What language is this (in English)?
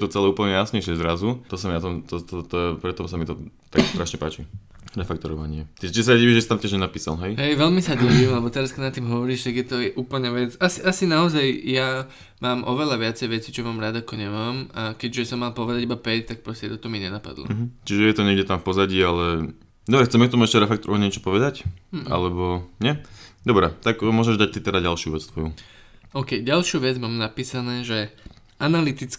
Slovak